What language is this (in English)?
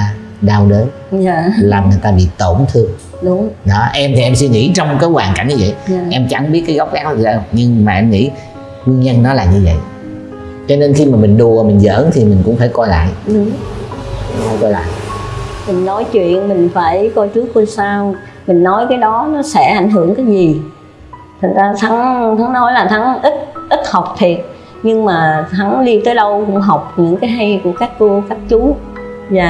Vietnamese